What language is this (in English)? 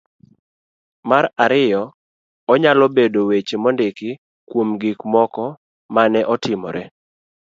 Luo (Kenya and Tanzania)